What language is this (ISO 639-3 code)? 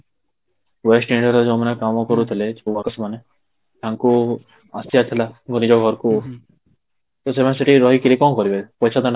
ori